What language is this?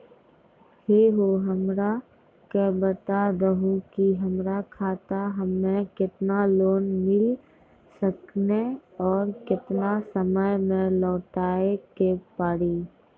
Maithili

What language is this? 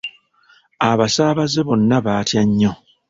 Ganda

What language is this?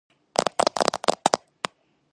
Georgian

